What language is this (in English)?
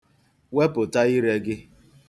Igbo